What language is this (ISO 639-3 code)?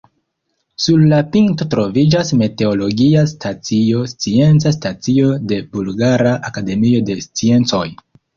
epo